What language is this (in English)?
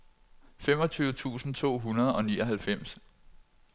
Danish